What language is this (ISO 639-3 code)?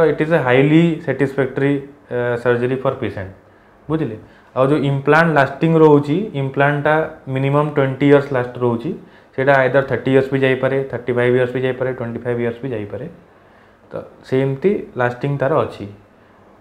hin